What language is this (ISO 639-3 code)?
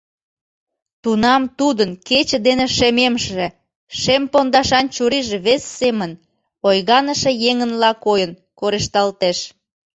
chm